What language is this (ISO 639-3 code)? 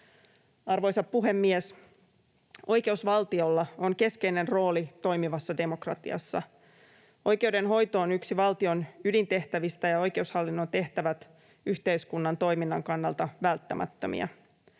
fin